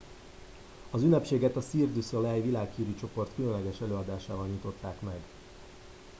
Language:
Hungarian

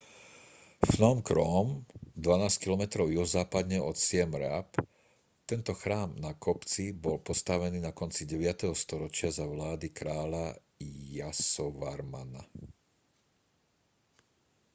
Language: Slovak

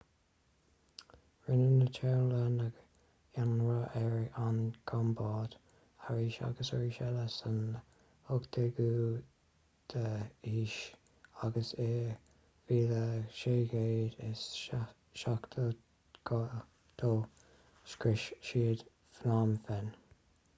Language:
Irish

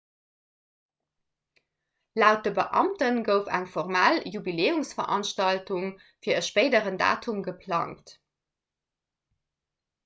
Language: Luxembourgish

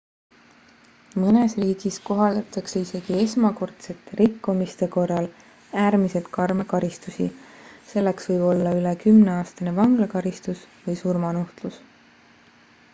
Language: Estonian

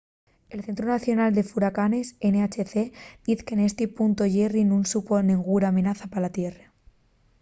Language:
Asturian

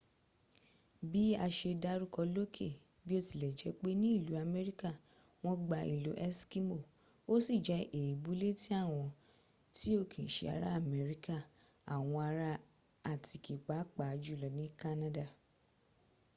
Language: Yoruba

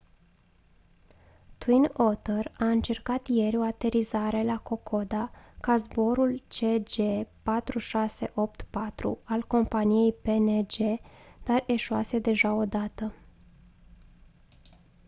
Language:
Romanian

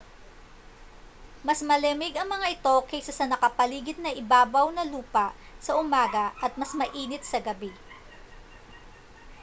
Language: Filipino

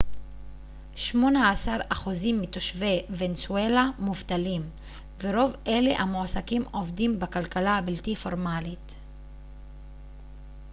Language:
Hebrew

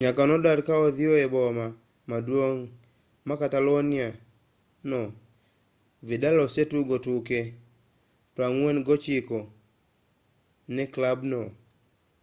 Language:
Luo (Kenya and Tanzania)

